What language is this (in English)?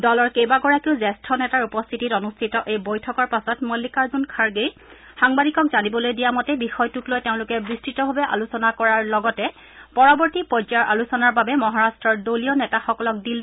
Assamese